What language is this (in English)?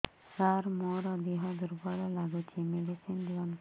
Odia